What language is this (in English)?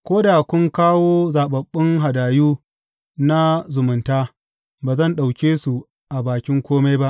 Hausa